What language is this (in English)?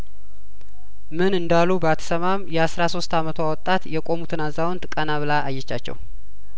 Amharic